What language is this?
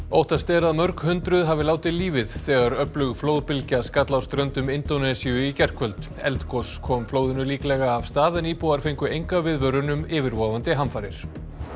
Icelandic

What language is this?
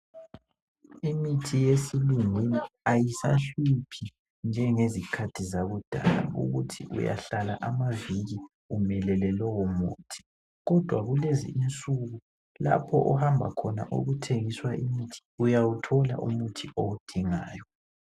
North Ndebele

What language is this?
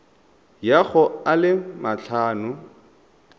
Tswana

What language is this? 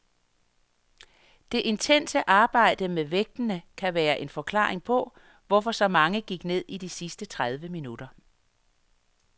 Danish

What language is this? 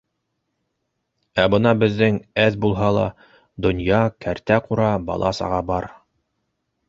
Bashkir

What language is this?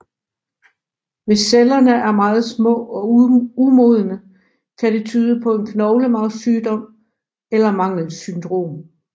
Danish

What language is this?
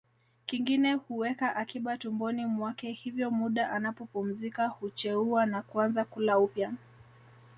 Swahili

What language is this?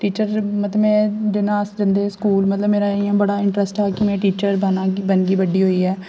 Dogri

